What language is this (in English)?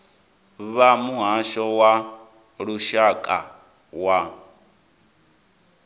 Venda